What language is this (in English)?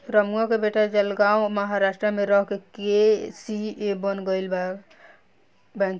Bhojpuri